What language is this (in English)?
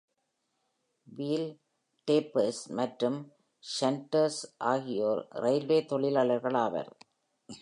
Tamil